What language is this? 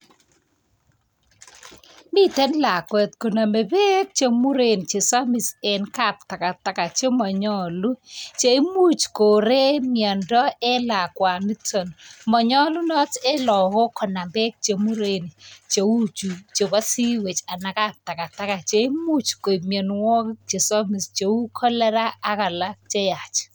Kalenjin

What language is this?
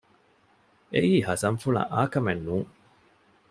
Divehi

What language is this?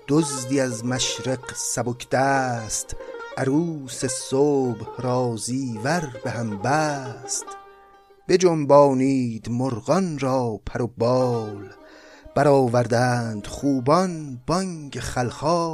Persian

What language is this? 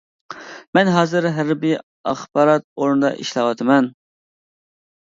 Uyghur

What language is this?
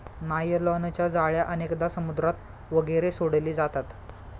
Marathi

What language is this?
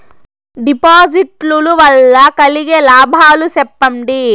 Telugu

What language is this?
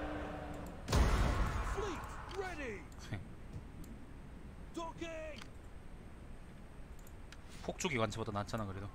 Korean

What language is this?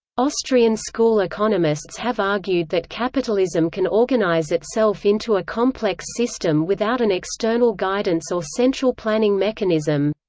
English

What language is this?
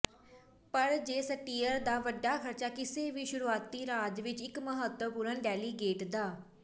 Punjabi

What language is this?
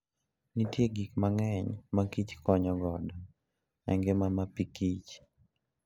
Luo (Kenya and Tanzania)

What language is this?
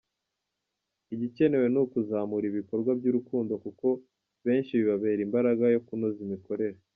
Kinyarwanda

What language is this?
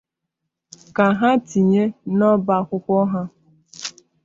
Igbo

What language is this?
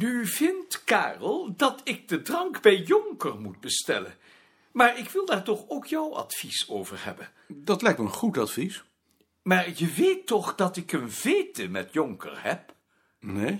Dutch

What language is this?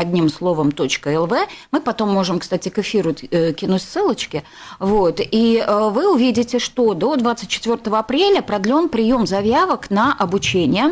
Russian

